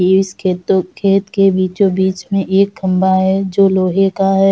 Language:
Hindi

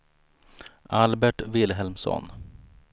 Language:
Swedish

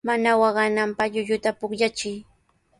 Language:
Sihuas Ancash Quechua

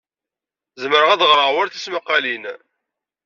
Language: Kabyle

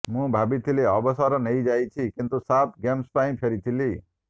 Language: Odia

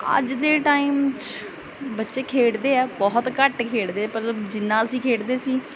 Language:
Punjabi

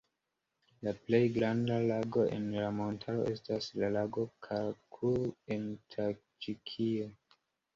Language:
Esperanto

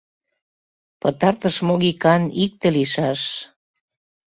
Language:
Mari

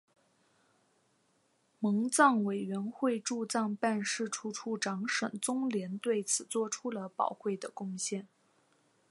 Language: Chinese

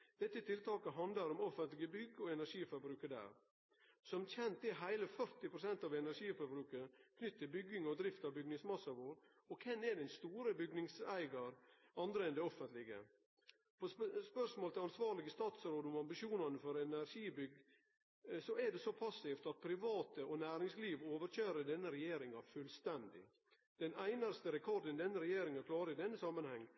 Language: Norwegian Nynorsk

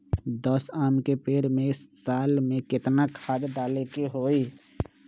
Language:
Magahi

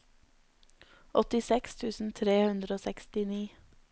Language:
Norwegian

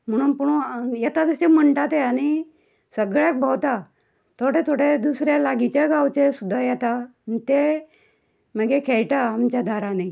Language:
Konkani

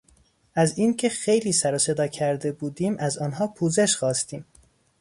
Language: Persian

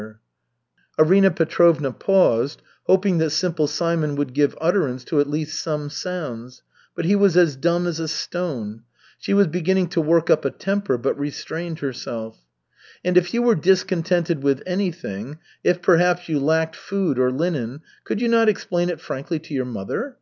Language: English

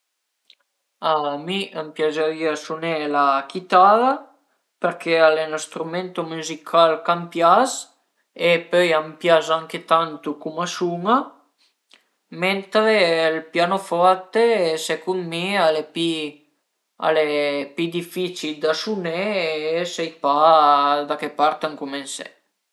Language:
Piedmontese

